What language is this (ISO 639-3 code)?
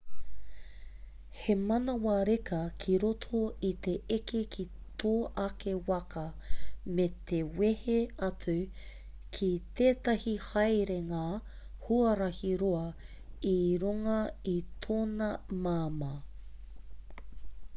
mri